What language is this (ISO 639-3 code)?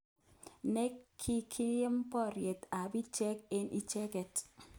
kln